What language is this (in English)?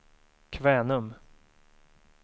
Swedish